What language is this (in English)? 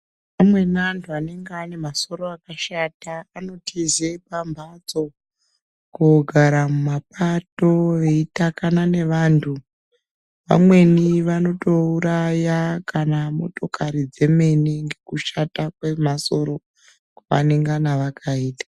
Ndau